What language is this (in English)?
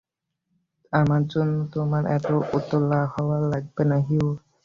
Bangla